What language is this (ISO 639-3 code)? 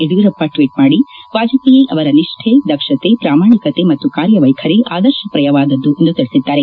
kan